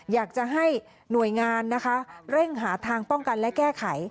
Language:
Thai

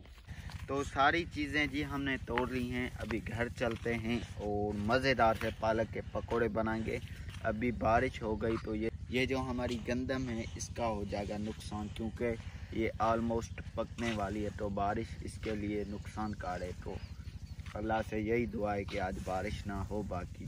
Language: Hindi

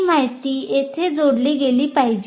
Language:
Marathi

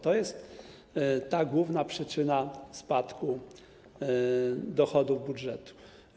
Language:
Polish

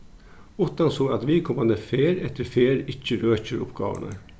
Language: Faroese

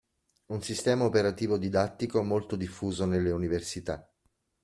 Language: Italian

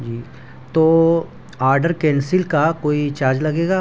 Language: Urdu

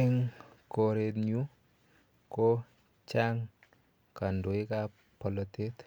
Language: Kalenjin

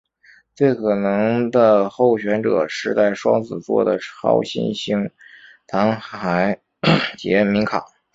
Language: Chinese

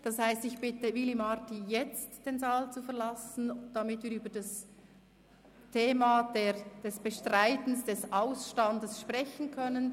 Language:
Swiss German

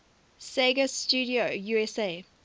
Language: English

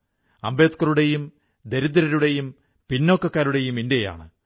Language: Malayalam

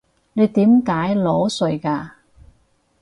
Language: Cantonese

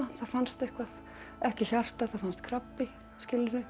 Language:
Icelandic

